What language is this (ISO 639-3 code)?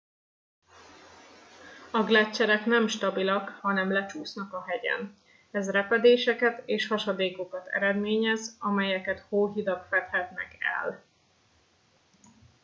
hun